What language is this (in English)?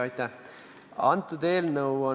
Estonian